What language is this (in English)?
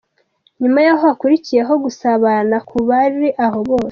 Kinyarwanda